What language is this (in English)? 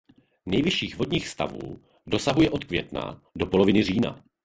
Czech